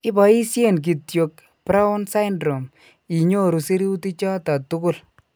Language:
Kalenjin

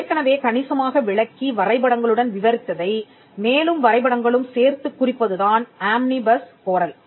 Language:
Tamil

